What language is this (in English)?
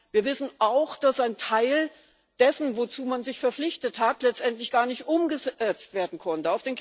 German